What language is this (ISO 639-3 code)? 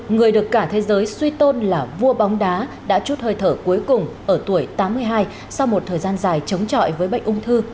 vie